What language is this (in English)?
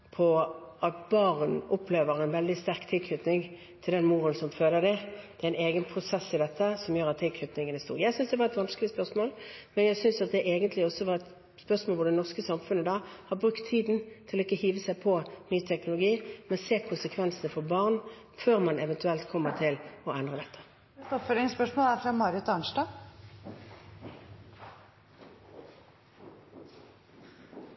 Norwegian